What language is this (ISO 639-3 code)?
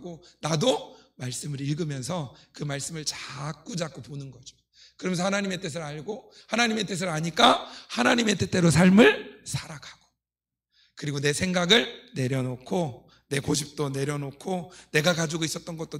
kor